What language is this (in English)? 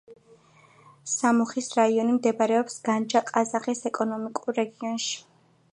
Georgian